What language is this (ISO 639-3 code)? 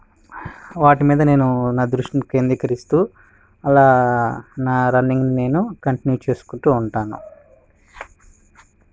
tel